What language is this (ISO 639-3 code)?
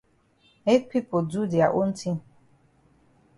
wes